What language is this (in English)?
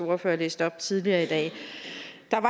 Danish